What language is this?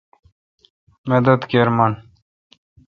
Kalkoti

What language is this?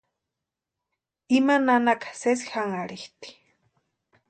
Western Highland Purepecha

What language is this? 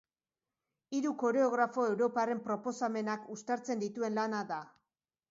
Basque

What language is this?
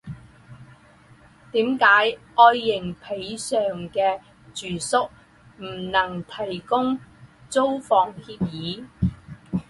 Chinese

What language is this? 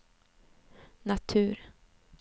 Swedish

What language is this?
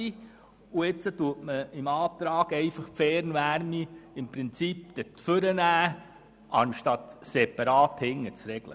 Swiss German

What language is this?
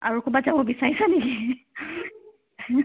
Assamese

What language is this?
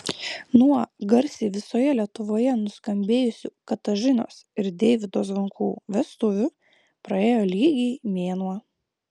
Lithuanian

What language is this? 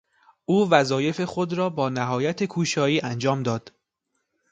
Persian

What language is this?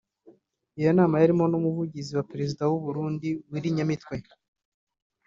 Kinyarwanda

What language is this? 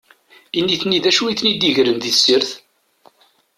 Kabyle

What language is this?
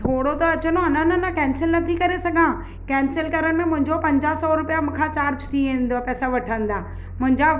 Sindhi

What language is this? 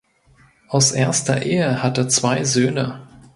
German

